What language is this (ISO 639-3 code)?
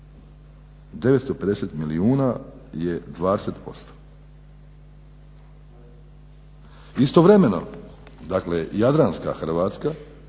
hrv